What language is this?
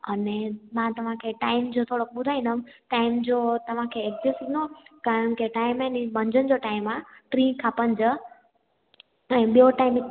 Sindhi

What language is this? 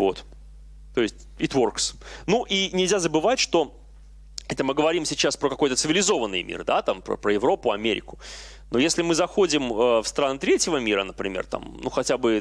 Russian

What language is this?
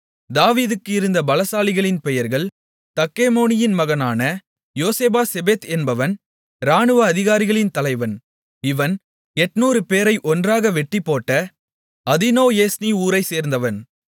Tamil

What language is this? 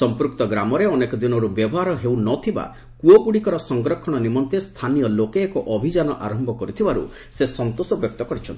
Odia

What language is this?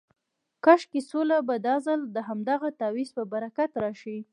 Pashto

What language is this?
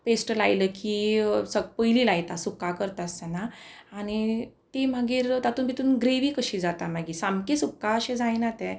Konkani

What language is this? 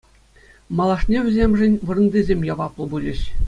Chuvash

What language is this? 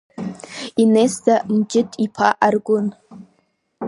Abkhazian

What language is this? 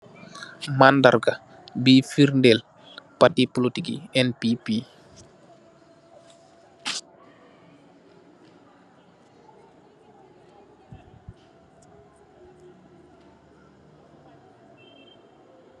Wolof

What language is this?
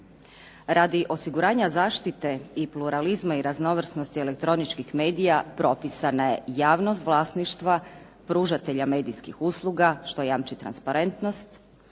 Croatian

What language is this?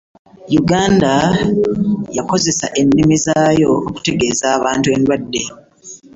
Ganda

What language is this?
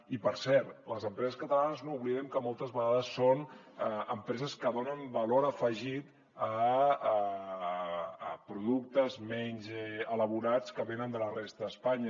Catalan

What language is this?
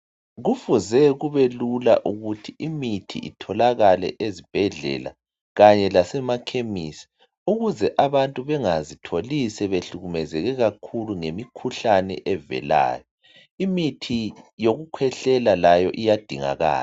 North Ndebele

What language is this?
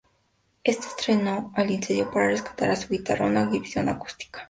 Spanish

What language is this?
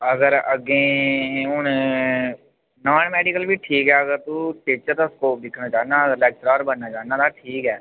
Dogri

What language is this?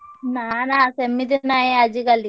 Odia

